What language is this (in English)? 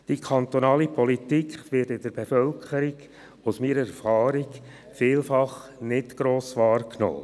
Swiss German